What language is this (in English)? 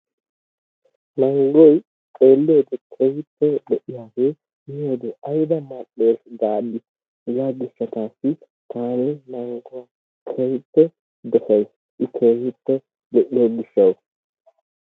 Wolaytta